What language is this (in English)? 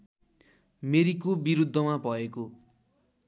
Nepali